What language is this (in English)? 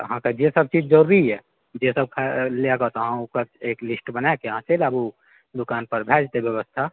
Maithili